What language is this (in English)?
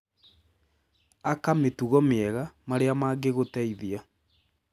Kikuyu